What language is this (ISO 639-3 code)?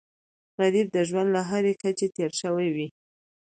pus